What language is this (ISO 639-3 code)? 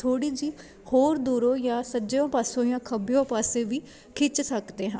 pan